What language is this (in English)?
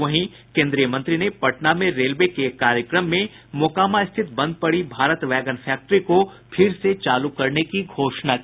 Hindi